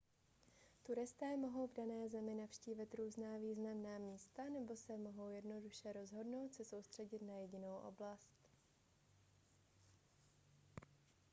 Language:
Czech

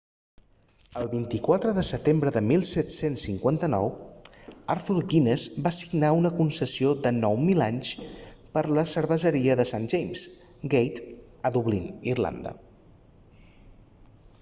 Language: Catalan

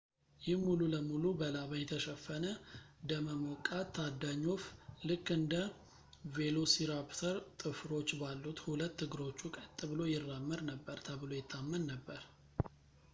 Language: Amharic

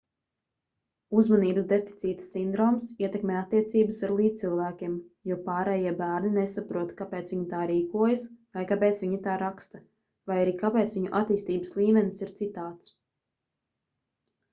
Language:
Latvian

